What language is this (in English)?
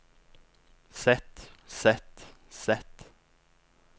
Norwegian